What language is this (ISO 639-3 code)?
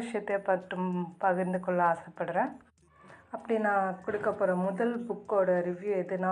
tam